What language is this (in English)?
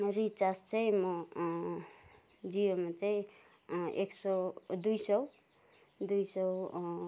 Nepali